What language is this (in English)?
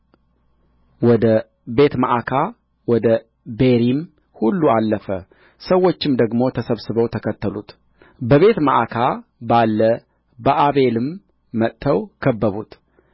Amharic